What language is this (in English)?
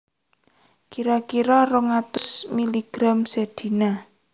Javanese